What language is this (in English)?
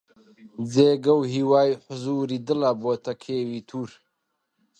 Central Kurdish